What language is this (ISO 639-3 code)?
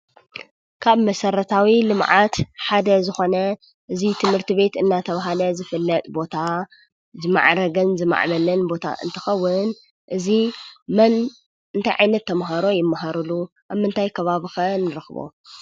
tir